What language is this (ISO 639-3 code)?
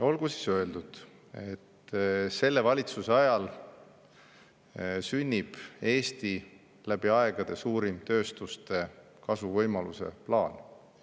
est